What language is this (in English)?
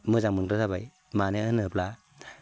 Bodo